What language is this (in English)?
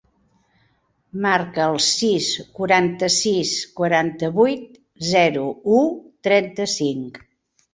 Catalan